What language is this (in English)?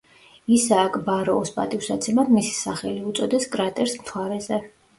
Georgian